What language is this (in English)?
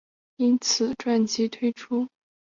Chinese